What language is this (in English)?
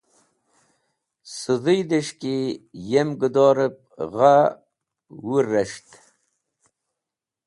Wakhi